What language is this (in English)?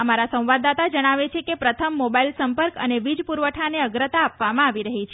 Gujarati